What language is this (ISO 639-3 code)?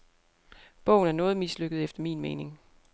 dan